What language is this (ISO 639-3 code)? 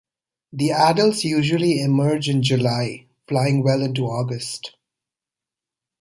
eng